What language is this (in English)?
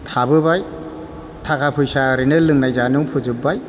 Bodo